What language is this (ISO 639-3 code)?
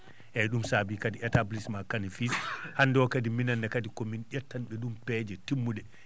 ful